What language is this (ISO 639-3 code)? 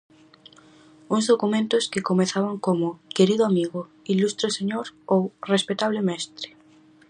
glg